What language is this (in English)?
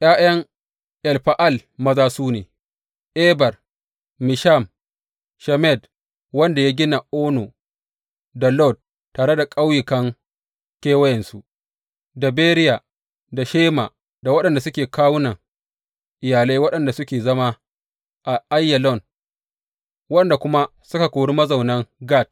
Hausa